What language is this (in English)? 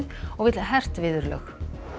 Icelandic